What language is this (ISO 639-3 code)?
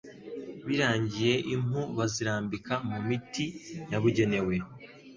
kin